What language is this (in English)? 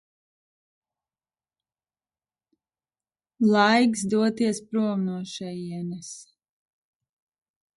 Latvian